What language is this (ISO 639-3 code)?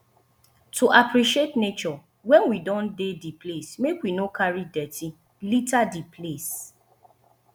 pcm